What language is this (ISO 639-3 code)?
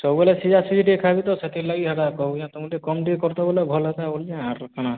ori